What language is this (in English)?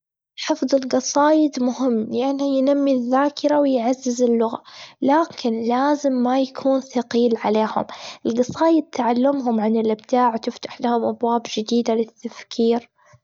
Gulf Arabic